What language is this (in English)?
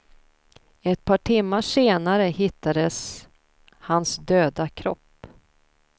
Swedish